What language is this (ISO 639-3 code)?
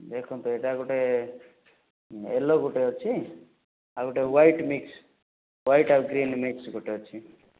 ori